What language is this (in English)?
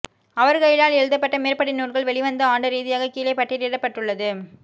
Tamil